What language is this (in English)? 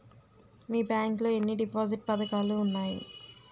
Telugu